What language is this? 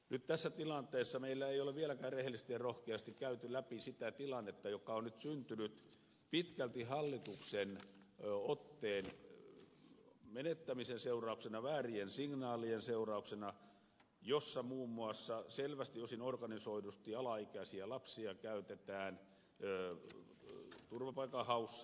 Finnish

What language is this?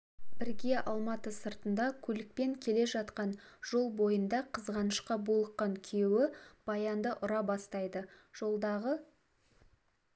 Kazakh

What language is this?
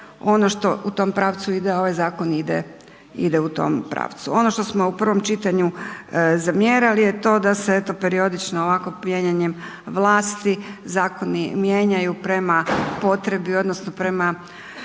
Croatian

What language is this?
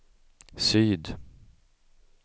Swedish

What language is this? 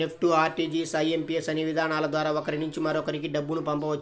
Telugu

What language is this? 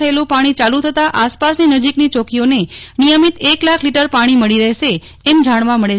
Gujarati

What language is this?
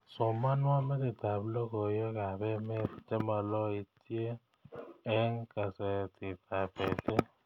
Kalenjin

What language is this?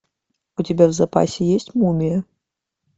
Russian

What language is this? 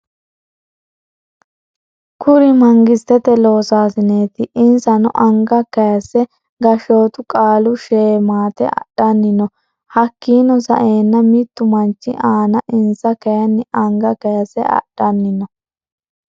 Sidamo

